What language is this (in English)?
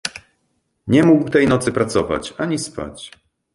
Polish